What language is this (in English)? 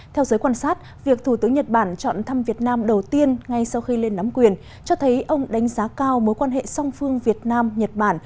Vietnamese